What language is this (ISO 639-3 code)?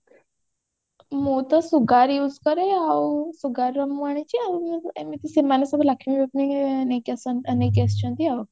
ori